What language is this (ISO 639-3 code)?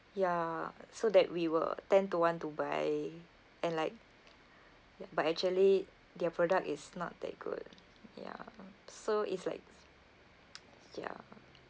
eng